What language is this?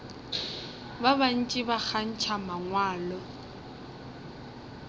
Northern Sotho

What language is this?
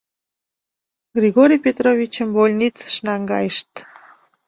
Mari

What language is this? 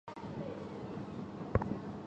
Chinese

